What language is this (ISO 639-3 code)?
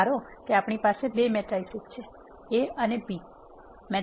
guj